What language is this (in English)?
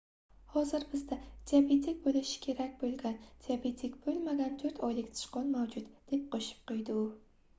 Uzbek